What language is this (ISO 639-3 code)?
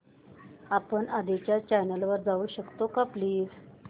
mar